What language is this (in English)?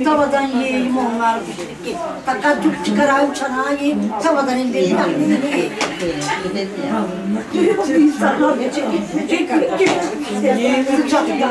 Turkish